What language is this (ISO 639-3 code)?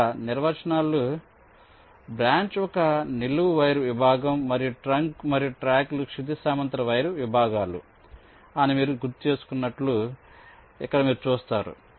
tel